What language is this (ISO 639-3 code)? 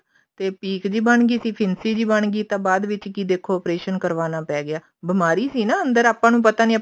pan